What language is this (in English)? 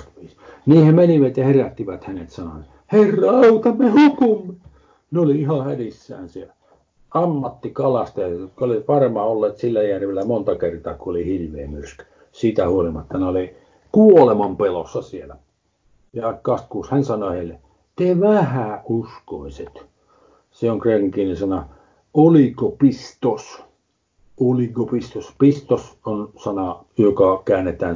Finnish